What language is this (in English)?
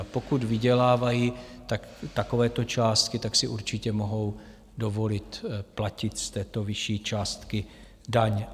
Czech